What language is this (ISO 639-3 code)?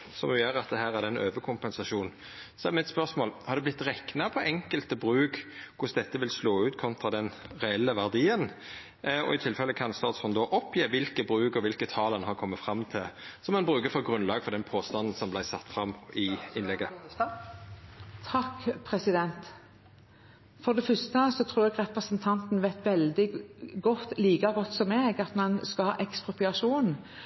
nno